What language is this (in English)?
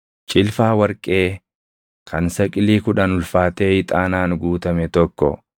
Oromo